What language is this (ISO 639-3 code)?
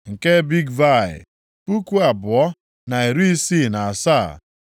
ibo